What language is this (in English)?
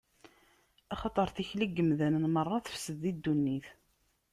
Kabyle